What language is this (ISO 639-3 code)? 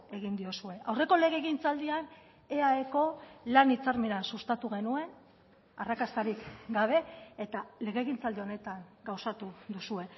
eus